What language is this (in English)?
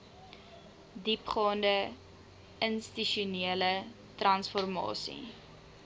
Afrikaans